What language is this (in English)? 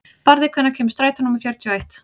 Icelandic